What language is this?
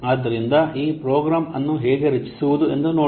Kannada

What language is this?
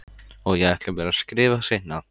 Icelandic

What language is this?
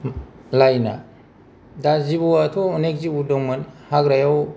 Bodo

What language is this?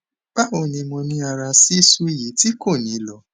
Yoruba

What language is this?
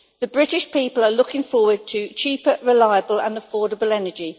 English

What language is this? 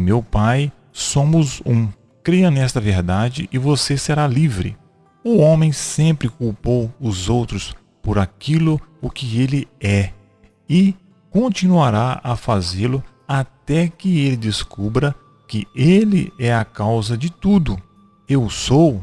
Portuguese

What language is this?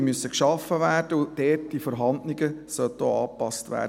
Swiss German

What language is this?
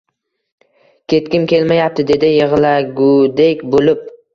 Uzbek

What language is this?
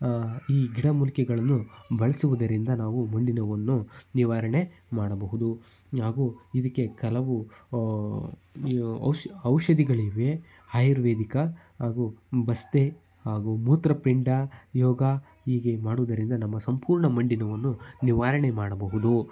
Kannada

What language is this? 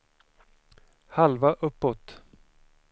Swedish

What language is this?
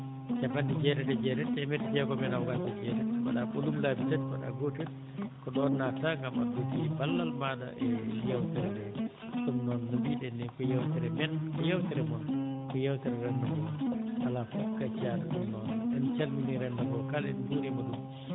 Fula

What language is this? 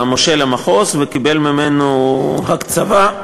Hebrew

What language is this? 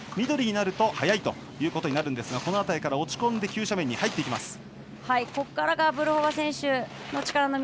Japanese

